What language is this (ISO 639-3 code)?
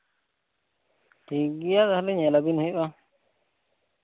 sat